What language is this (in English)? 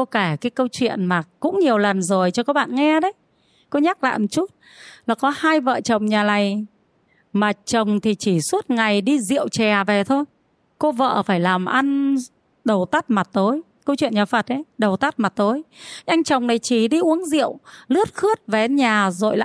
Vietnamese